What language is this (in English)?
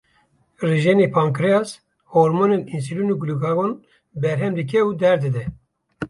Kurdish